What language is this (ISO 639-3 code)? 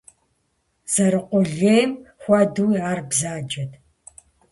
kbd